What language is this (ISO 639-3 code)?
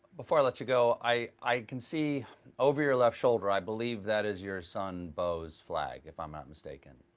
eng